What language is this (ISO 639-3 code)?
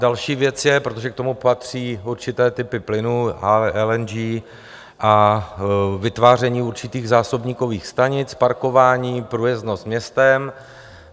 ces